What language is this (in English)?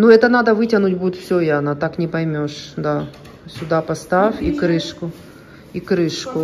Russian